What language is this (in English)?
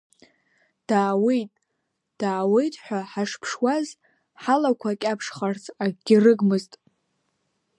Abkhazian